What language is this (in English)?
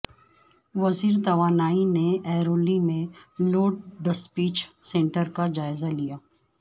Urdu